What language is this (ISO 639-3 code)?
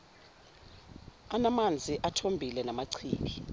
zul